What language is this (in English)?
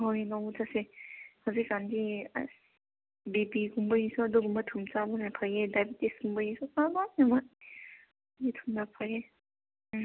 Manipuri